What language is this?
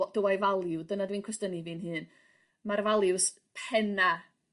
Welsh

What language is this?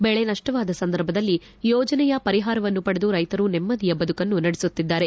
Kannada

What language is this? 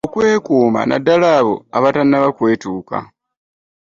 Ganda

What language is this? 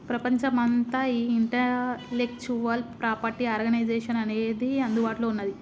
Telugu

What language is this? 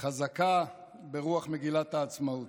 Hebrew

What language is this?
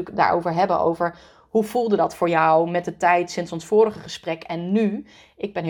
Dutch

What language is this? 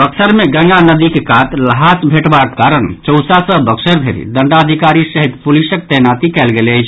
Maithili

